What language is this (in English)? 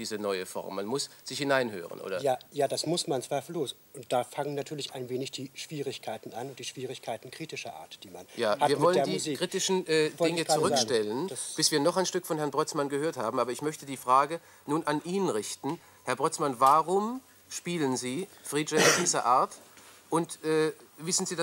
German